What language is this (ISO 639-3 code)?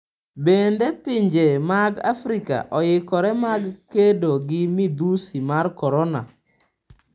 luo